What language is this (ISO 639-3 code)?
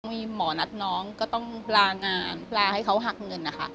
tha